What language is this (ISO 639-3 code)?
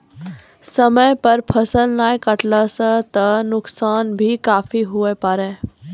mai